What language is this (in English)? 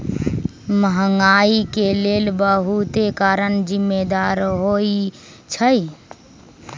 Magahi